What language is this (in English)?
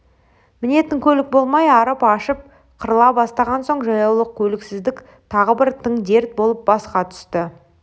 Kazakh